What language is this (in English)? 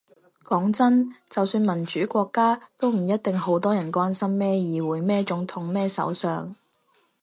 Cantonese